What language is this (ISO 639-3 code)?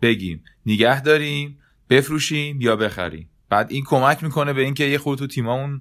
fas